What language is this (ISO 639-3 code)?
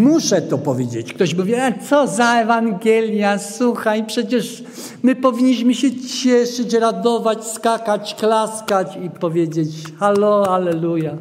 pol